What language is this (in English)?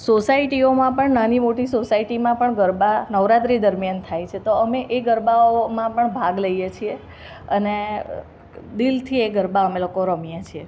Gujarati